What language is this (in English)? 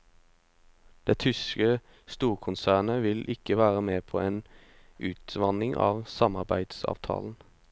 Norwegian